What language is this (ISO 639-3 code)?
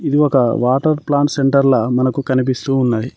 tel